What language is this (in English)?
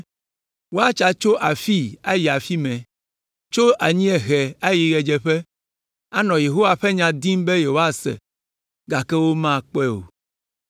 Ewe